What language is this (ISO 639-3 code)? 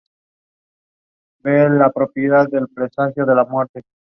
spa